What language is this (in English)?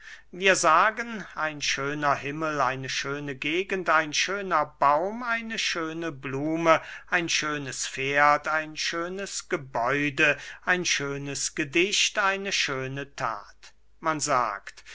German